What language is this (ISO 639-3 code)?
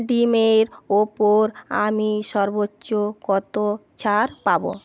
ben